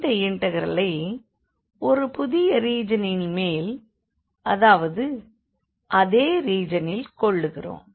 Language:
Tamil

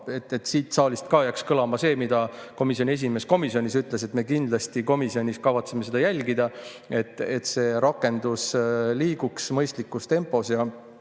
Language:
Estonian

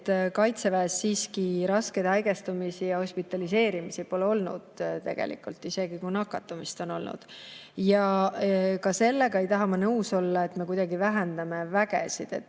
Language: Estonian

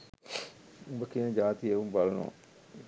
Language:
Sinhala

